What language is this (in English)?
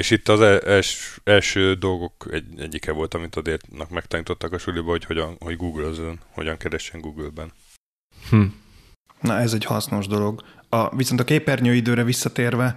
Hungarian